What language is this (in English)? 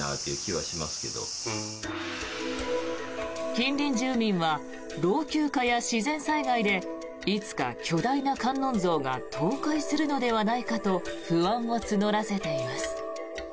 Japanese